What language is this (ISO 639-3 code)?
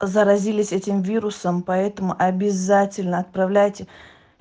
rus